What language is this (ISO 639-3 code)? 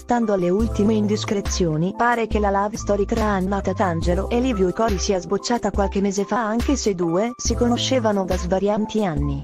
ita